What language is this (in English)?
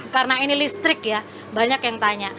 Indonesian